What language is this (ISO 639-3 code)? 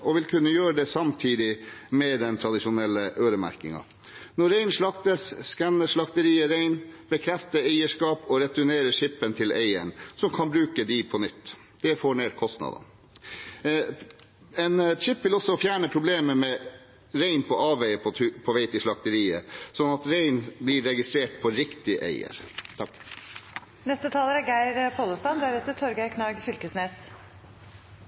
nor